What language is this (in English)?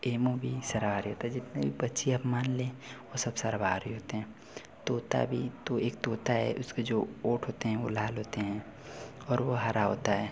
Hindi